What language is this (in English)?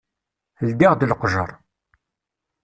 Kabyle